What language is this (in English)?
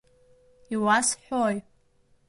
Abkhazian